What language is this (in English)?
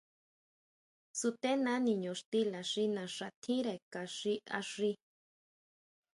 Huautla Mazatec